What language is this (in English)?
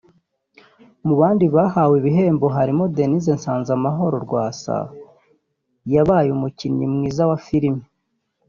Kinyarwanda